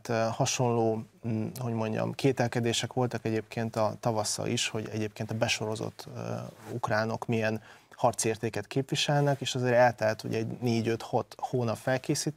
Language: Hungarian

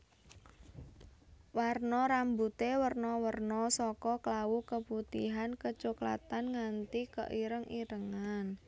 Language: Javanese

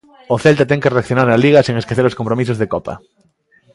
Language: Galician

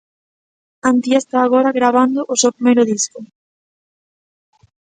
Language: Galician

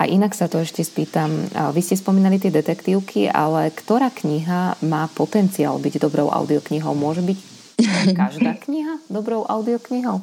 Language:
Slovak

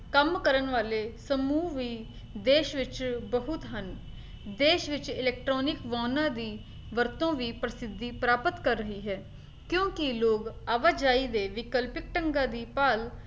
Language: Punjabi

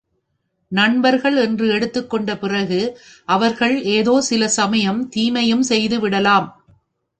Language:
Tamil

